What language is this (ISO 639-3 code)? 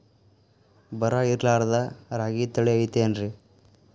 kan